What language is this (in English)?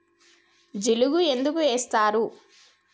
Telugu